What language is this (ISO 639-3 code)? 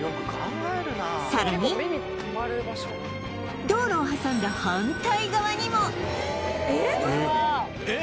jpn